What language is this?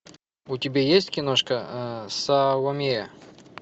Russian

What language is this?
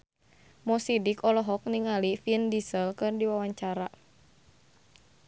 Sundanese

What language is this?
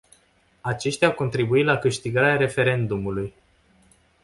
Romanian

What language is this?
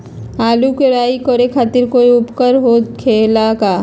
Magahi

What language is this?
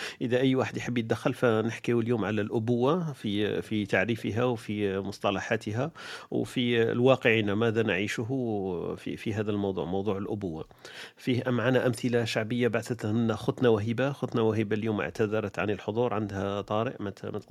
Arabic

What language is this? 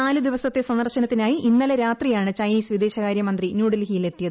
Malayalam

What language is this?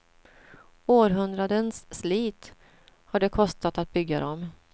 Swedish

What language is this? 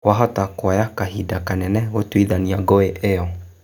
Kikuyu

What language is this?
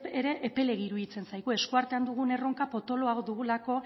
Basque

